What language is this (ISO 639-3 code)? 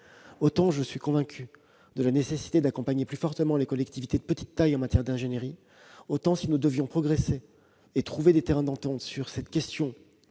fra